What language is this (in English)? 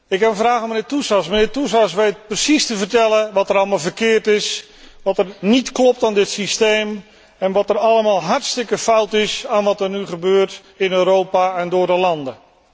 Dutch